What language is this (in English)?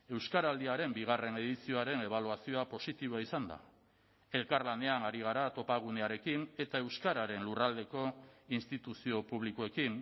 Basque